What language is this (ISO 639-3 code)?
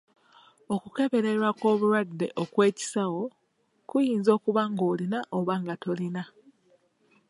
lug